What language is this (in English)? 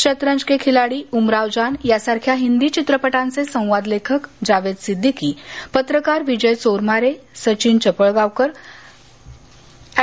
Marathi